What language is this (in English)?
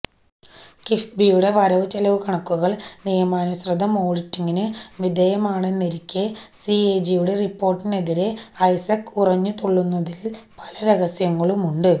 Malayalam